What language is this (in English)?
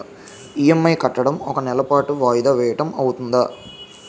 Telugu